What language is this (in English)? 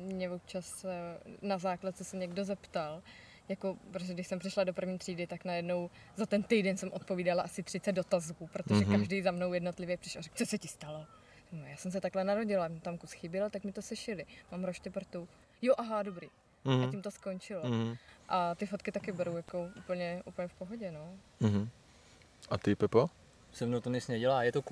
Czech